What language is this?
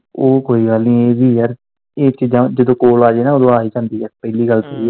Punjabi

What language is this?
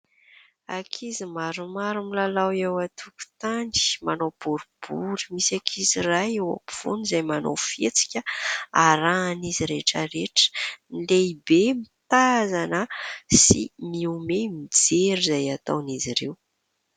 Malagasy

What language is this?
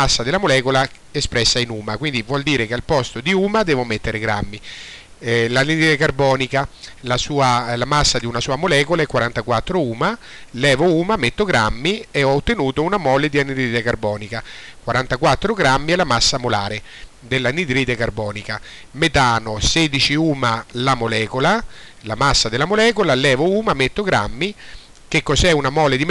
Italian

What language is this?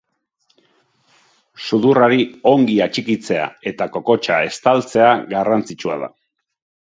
Basque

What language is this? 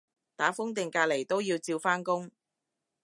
Cantonese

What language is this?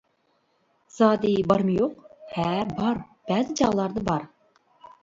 Uyghur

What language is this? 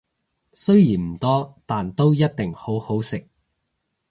Cantonese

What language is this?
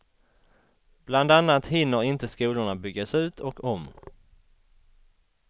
Swedish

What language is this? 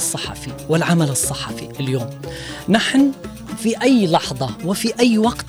Arabic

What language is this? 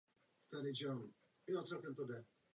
Czech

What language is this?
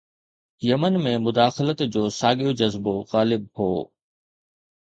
Sindhi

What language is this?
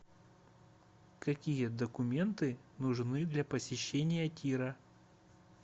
Russian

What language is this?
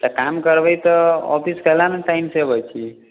Maithili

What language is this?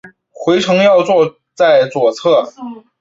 Chinese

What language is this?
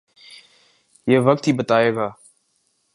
Urdu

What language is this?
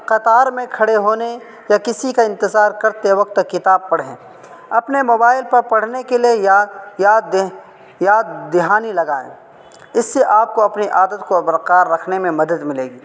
Urdu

